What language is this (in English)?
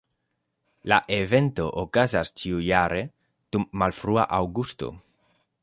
Esperanto